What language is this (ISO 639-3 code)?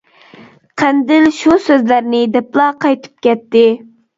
uig